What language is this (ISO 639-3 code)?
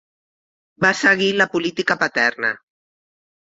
cat